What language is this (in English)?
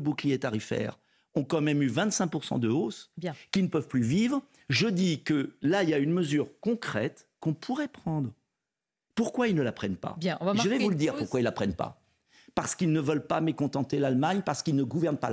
French